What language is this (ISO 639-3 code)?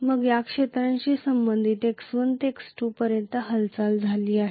mar